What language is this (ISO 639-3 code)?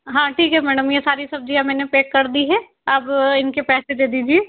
hin